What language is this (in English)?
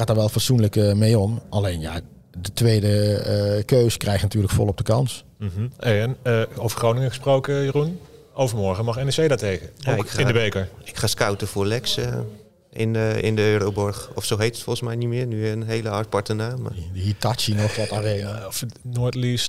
Dutch